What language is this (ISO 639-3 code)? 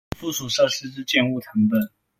zho